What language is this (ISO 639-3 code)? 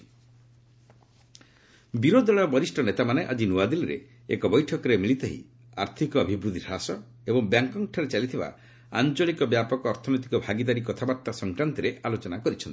ori